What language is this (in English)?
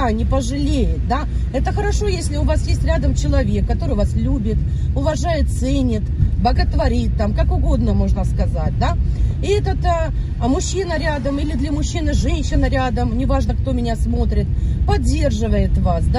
Russian